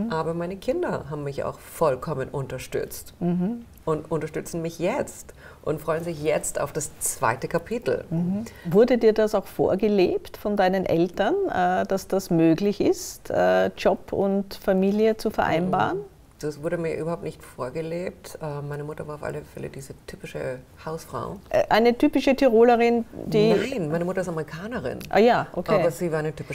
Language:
German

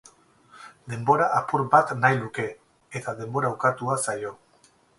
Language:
Basque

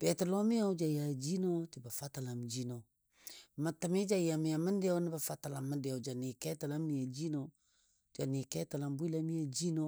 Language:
Dadiya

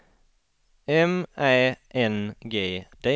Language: Swedish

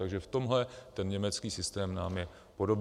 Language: Czech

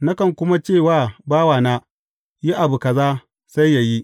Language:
Hausa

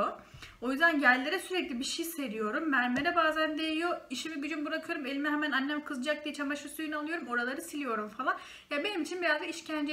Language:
Turkish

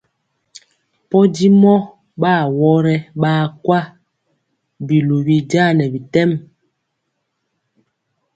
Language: Mpiemo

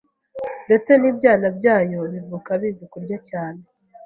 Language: Kinyarwanda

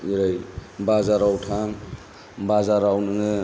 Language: Bodo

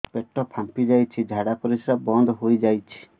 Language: Odia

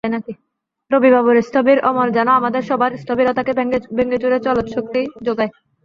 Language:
Bangla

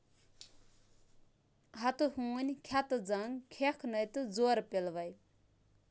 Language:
Kashmiri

